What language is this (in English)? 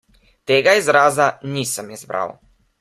Slovenian